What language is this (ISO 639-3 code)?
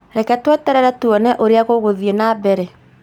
kik